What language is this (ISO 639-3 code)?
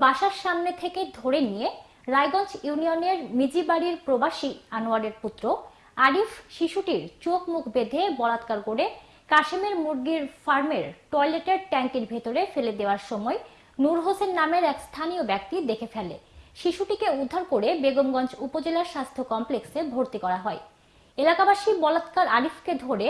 tur